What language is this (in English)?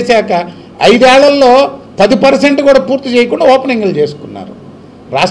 Telugu